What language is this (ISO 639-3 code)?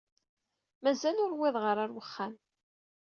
kab